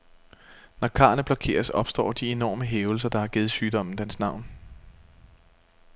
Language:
Danish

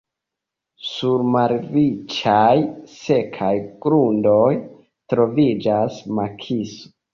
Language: Esperanto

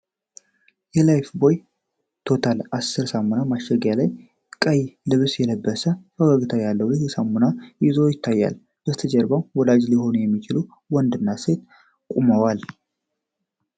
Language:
Amharic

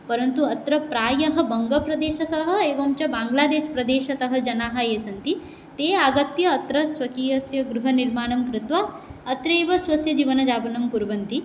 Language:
Sanskrit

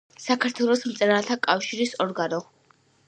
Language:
Georgian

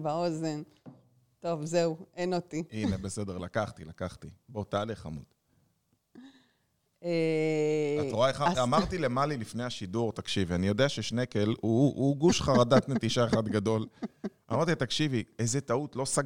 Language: Hebrew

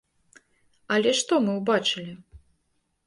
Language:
Belarusian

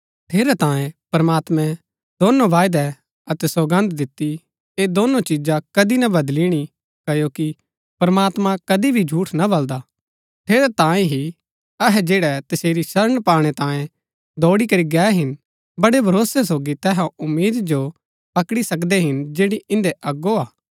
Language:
Gaddi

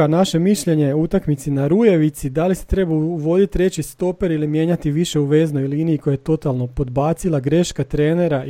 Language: Croatian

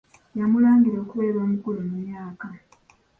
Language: Ganda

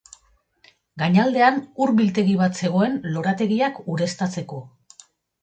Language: Basque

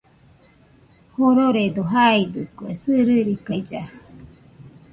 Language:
Nüpode Huitoto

